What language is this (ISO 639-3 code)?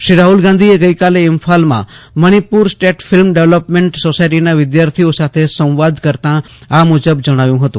guj